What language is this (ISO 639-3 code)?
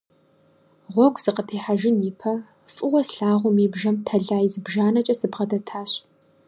kbd